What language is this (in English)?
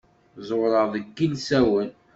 Kabyle